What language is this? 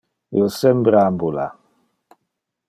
Interlingua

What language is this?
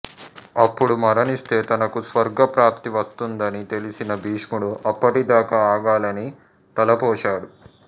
Telugu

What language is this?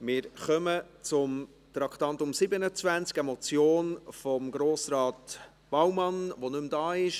Swiss German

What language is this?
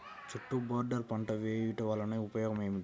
Telugu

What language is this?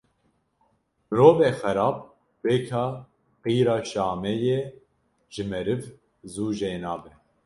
Kurdish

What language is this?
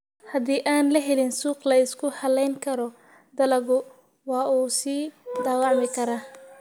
Somali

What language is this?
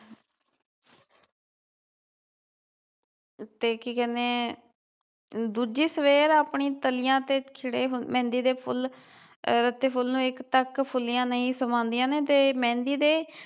Punjabi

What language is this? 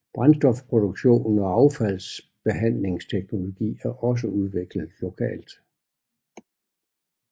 Danish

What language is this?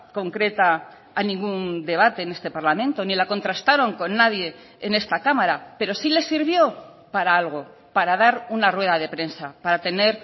Spanish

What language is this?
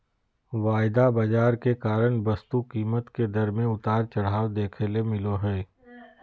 Magahi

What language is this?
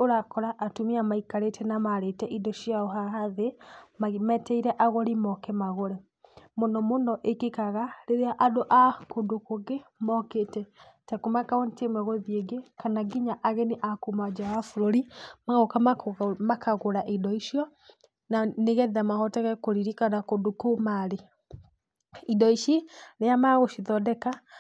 Kikuyu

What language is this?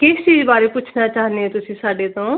Punjabi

